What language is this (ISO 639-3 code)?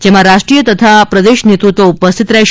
guj